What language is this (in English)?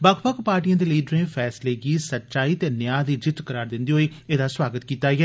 Dogri